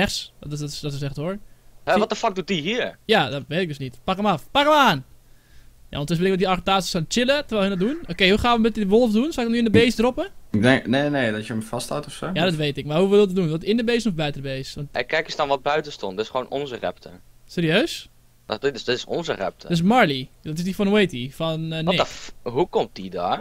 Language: Dutch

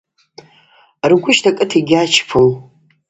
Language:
Abaza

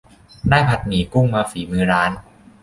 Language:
Thai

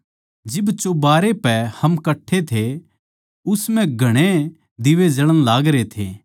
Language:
Haryanvi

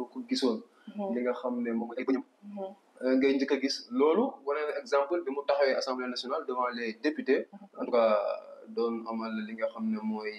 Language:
French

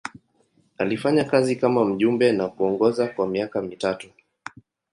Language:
Swahili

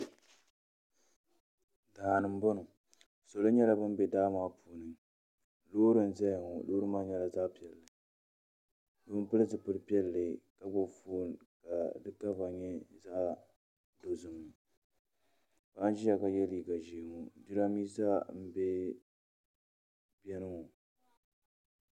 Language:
Dagbani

